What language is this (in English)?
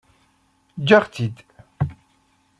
Kabyle